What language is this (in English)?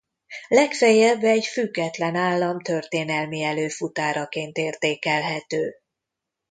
Hungarian